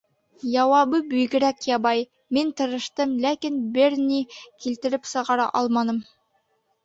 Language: Bashkir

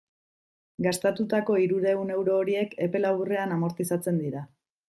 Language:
Basque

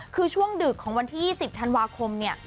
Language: Thai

